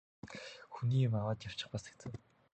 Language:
Mongolian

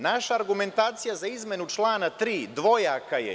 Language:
Serbian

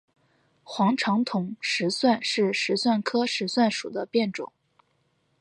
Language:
Chinese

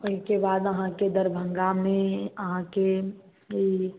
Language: Maithili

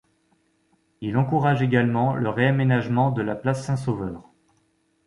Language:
French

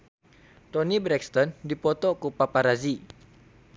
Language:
Sundanese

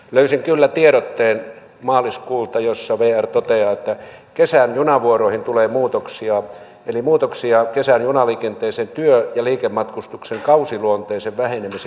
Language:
Finnish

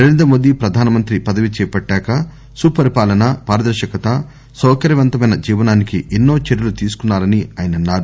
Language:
Telugu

